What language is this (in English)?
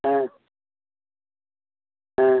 Tamil